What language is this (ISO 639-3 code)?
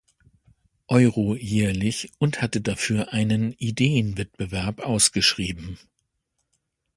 deu